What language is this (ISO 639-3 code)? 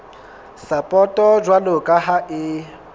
sot